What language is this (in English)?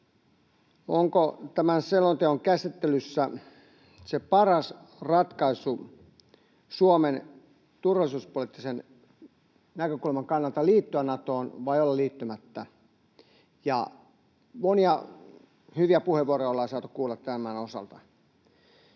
Finnish